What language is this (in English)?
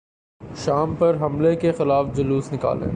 Urdu